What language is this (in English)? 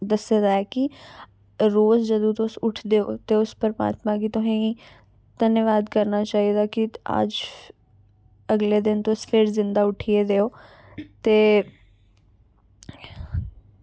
Dogri